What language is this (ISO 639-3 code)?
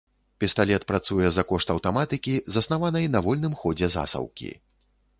bel